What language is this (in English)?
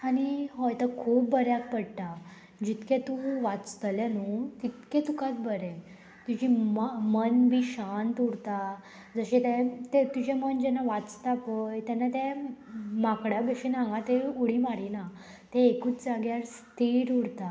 Konkani